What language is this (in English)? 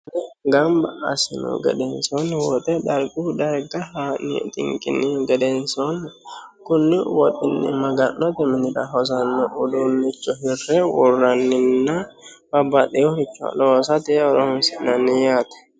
Sidamo